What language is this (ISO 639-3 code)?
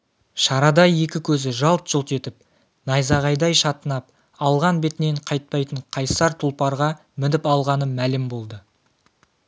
kaz